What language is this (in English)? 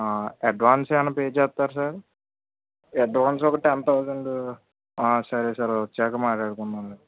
Telugu